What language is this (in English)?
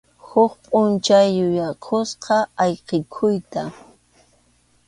Arequipa-La Unión Quechua